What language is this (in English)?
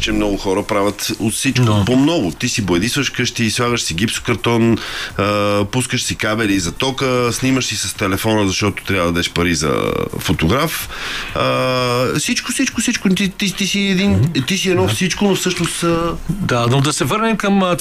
Bulgarian